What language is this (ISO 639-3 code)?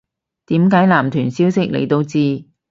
yue